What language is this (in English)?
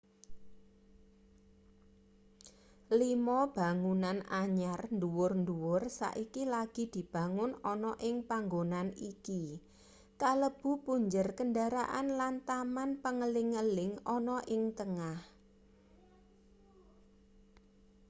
Javanese